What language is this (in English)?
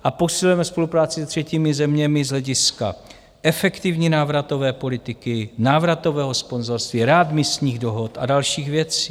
Czech